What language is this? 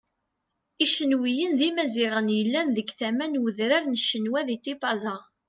Kabyle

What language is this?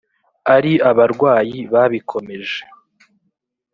Kinyarwanda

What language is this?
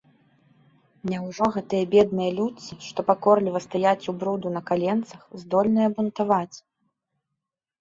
Belarusian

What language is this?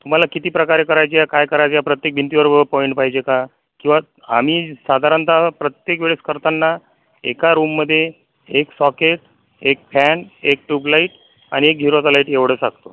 Marathi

